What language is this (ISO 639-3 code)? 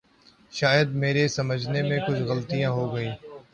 urd